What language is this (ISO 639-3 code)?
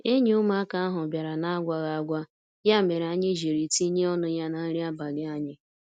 ibo